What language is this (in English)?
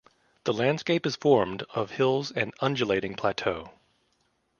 English